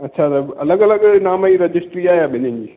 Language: Sindhi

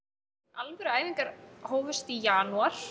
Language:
Icelandic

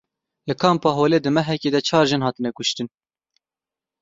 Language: Kurdish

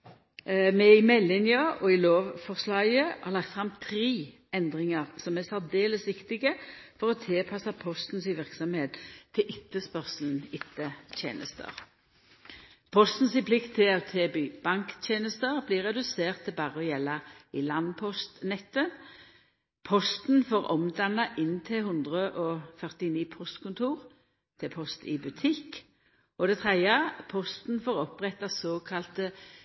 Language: Norwegian Nynorsk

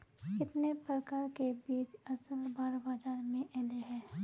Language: Magahi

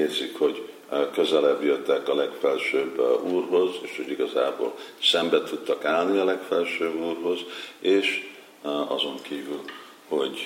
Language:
Hungarian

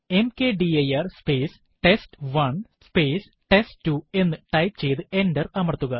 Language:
Malayalam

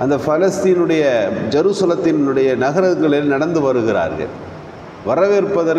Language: Arabic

